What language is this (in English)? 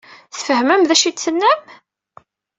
Kabyle